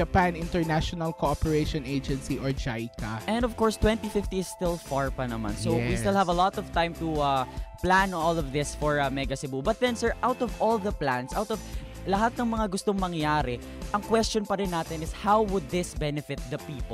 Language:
Filipino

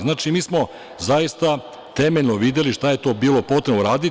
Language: Serbian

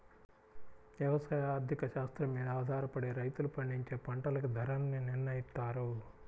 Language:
Telugu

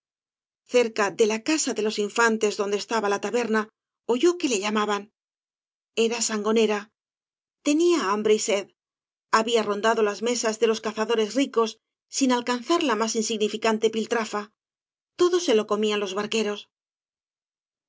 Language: Spanish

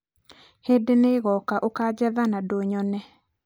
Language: Kikuyu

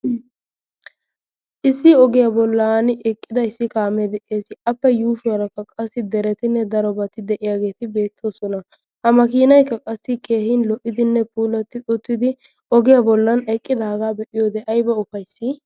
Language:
Wolaytta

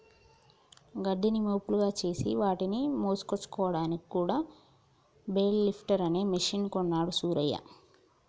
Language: Telugu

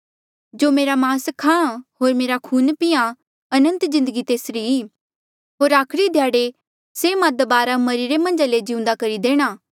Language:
Mandeali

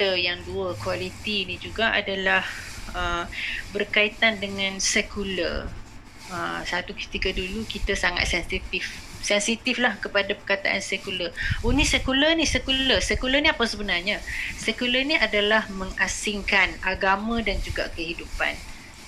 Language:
Malay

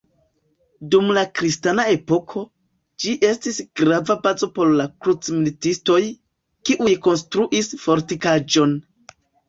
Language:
Esperanto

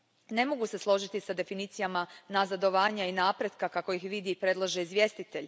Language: Croatian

